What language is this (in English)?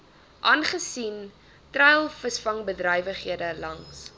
Afrikaans